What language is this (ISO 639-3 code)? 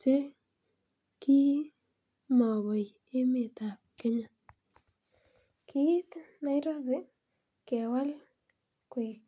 kln